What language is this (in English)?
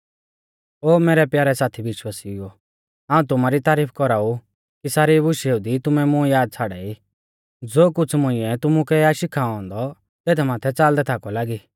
Mahasu Pahari